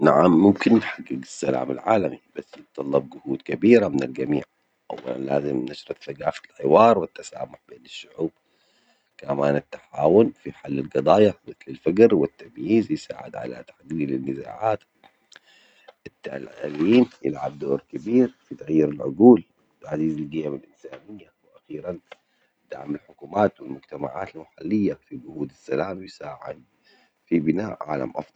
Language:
Omani Arabic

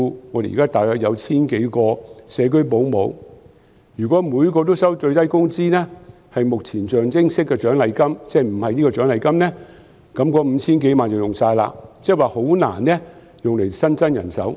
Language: Cantonese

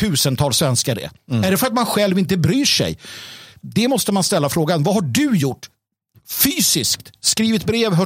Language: Swedish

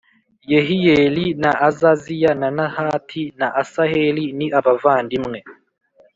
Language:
Kinyarwanda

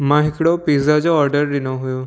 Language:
Sindhi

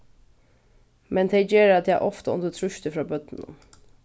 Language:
Faroese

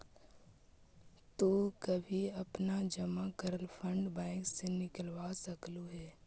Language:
Magahi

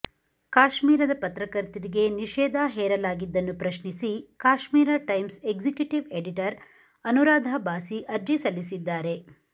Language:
Kannada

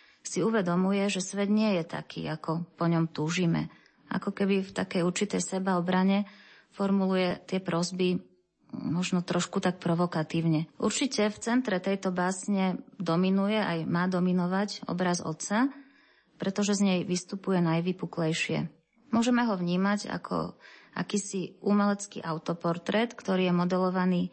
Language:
Slovak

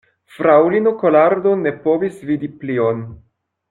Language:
Esperanto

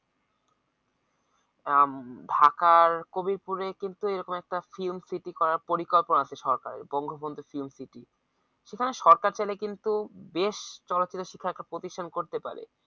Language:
Bangla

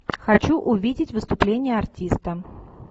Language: Russian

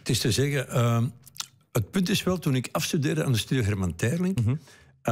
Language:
Dutch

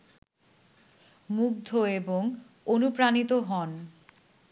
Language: Bangla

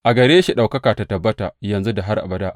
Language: Hausa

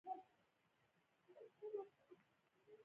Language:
Pashto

